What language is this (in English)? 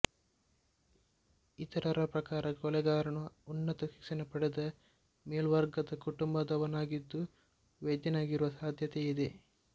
Kannada